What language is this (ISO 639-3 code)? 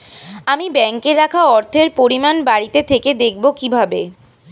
ben